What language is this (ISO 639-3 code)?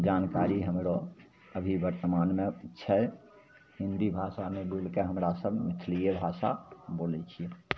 mai